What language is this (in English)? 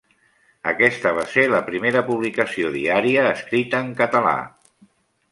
Catalan